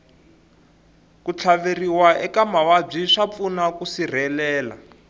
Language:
Tsonga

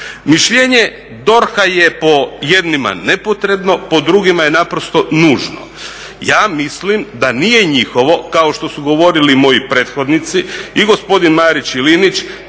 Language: Croatian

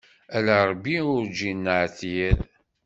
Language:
Kabyle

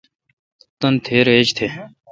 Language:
Kalkoti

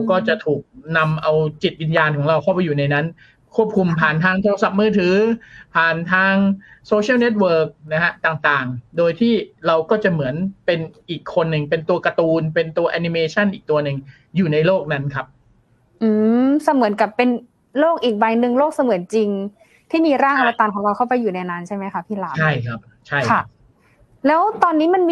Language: Thai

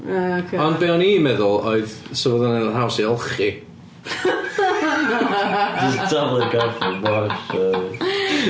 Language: Welsh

